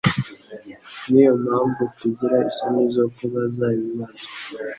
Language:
Kinyarwanda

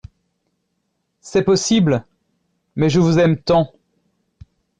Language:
French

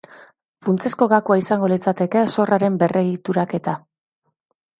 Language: Basque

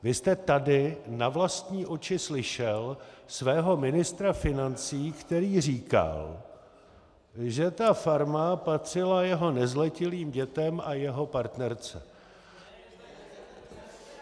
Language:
Czech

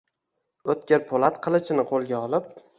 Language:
Uzbek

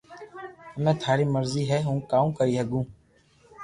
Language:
Loarki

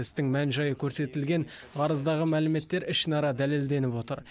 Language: Kazakh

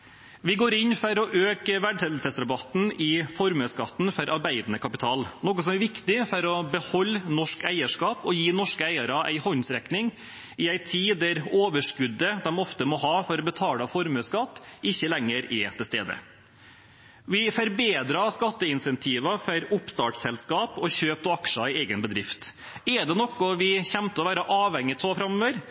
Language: Norwegian Bokmål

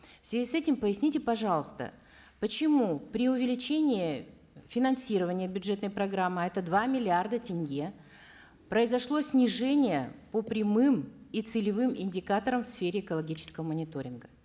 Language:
Kazakh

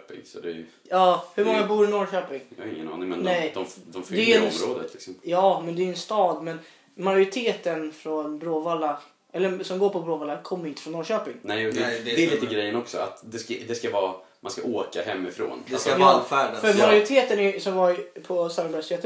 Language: Swedish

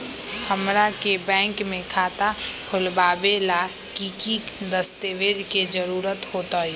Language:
Magahi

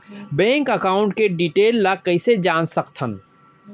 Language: Chhattisgarhi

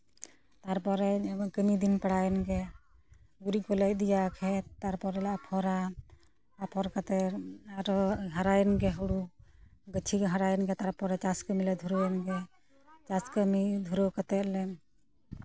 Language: Santali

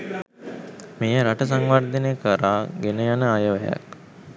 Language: Sinhala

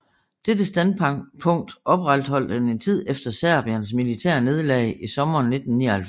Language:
Danish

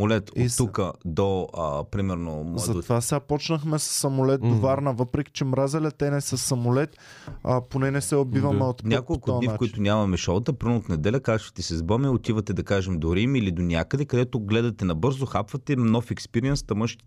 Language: Bulgarian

